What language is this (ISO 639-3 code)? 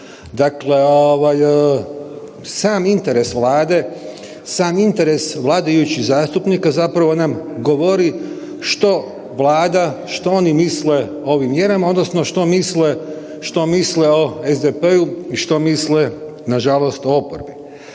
hrv